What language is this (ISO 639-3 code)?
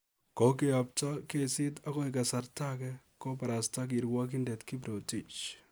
kln